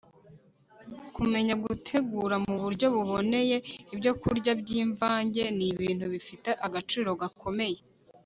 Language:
Kinyarwanda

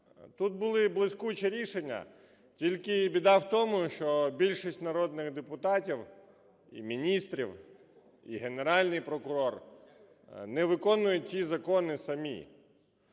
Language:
Ukrainian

